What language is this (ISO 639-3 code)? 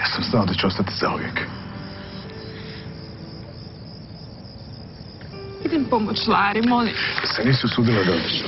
lav